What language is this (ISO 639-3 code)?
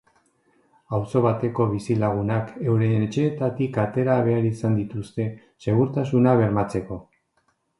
eus